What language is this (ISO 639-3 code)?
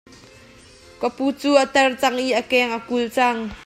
cnh